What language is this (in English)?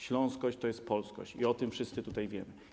Polish